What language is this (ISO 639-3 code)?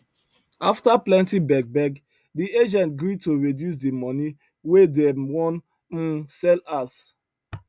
pcm